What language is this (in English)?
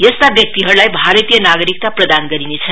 Nepali